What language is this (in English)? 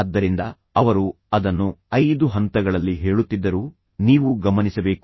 Kannada